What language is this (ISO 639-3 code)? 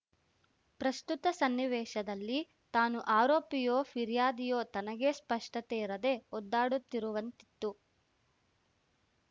kan